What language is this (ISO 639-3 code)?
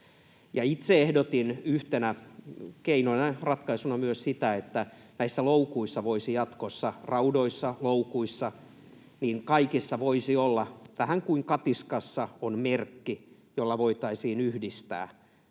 fin